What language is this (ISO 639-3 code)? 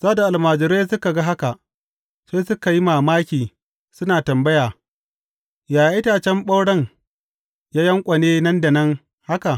hau